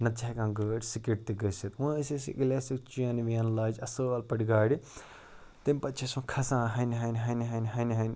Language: Kashmiri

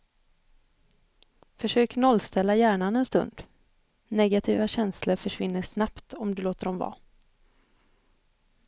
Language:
Swedish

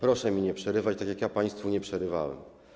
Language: Polish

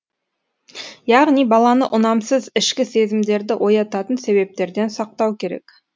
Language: Kazakh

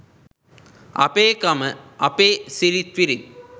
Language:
Sinhala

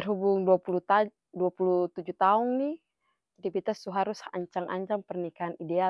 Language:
Ambonese Malay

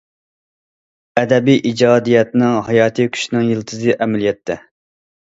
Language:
Uyghur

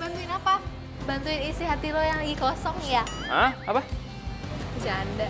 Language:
Indonesian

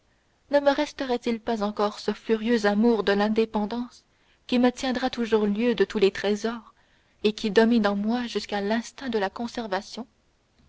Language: French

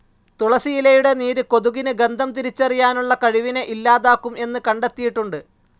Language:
Malayalam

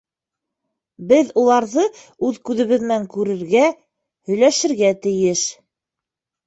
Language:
Bashkir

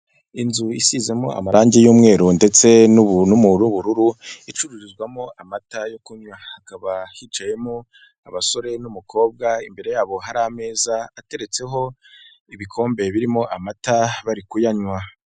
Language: Kinyarwanda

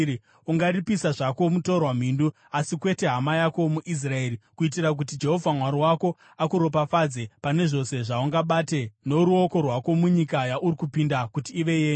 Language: Shona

